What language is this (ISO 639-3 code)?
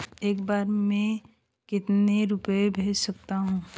hin